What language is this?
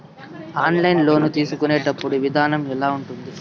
Telugu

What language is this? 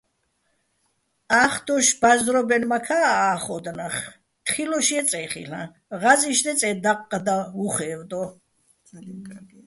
Bats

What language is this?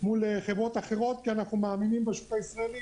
Hebrew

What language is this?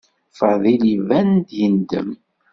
Kabyle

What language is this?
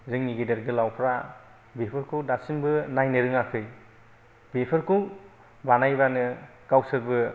Bodo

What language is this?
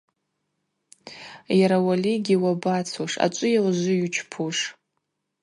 Abaza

